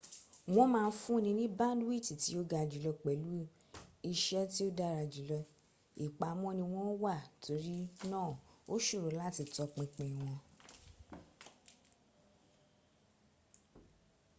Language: Yoruba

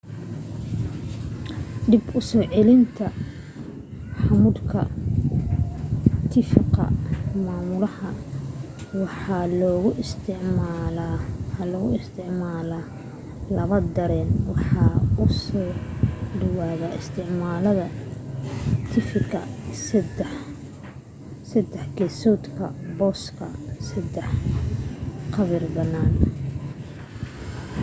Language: Somali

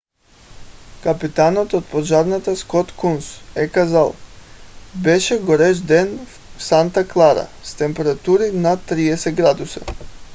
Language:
Bulgarian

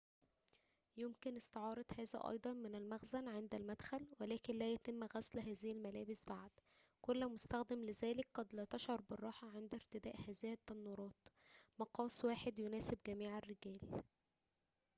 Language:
Arabic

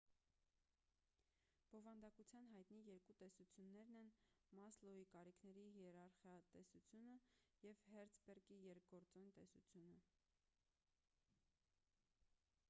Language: Armenian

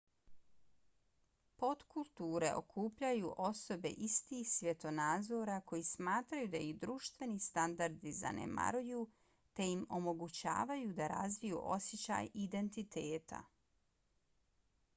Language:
Bosnian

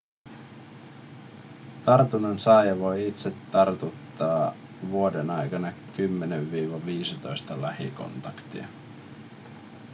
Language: Finnish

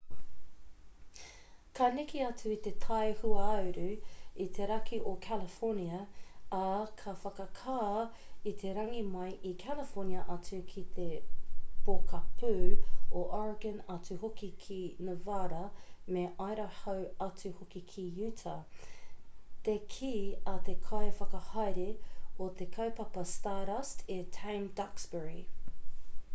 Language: Māori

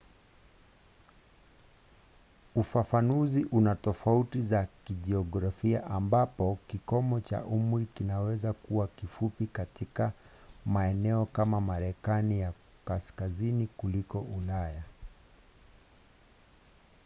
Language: Swahili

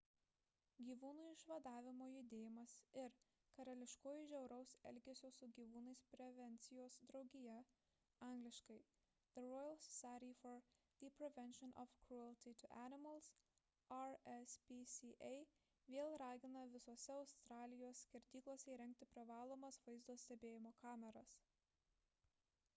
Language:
Lithuanian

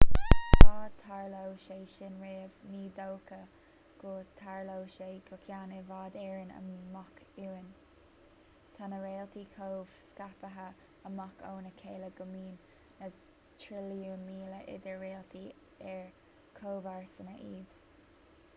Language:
Irish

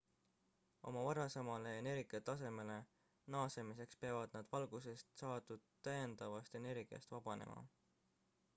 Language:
Estonian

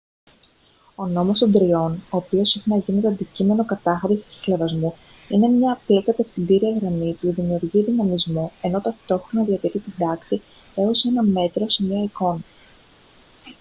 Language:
Greek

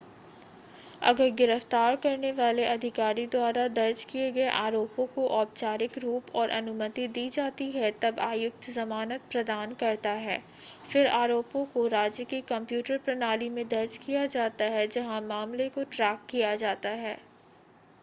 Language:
Hindi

